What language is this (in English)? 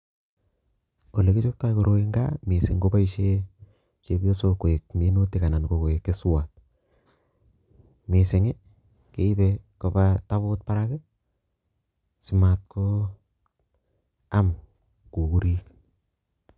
Kalenjin